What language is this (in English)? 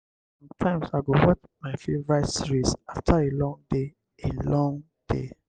Nigerian Pidgin